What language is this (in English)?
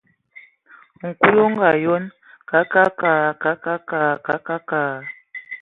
Ewondo